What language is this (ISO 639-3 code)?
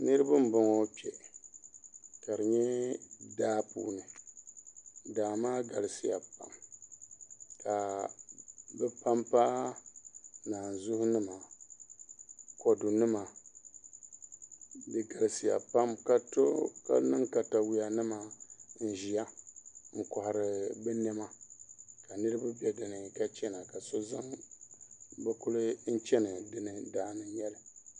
dag